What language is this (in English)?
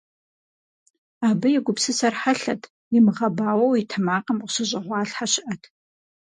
Kabardian